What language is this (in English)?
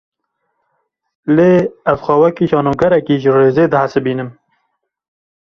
Kurdish